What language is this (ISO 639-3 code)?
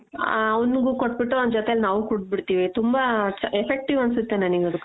kan